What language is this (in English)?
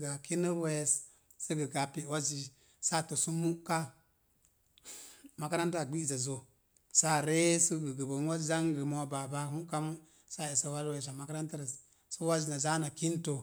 Mom Jango